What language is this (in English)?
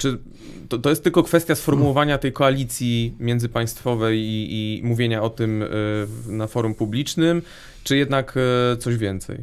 Polish